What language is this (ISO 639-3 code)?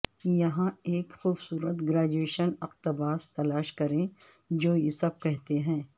urd